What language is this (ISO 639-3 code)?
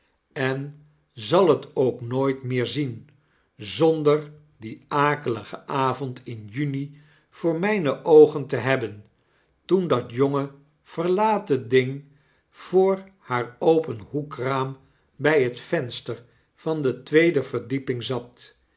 nld